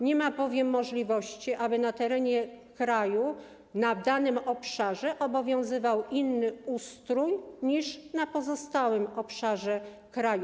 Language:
Polish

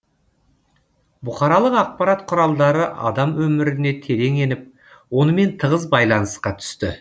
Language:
Kazakh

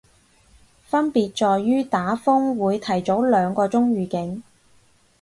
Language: Cantonese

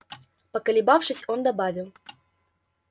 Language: Russian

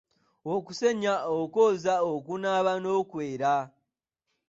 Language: Ganda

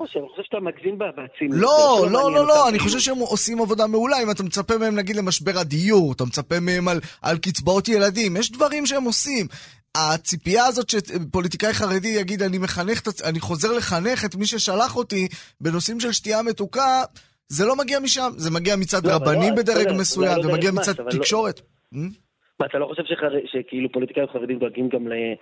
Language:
Hebrew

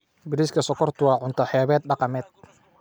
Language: Somali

